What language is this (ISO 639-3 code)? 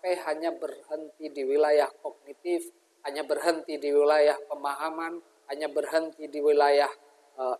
ind